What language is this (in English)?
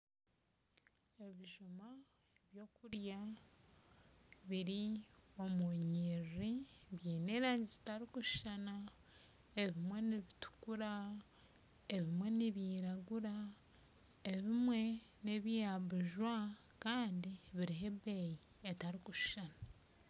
Nyankole